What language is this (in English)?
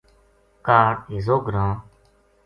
Gujari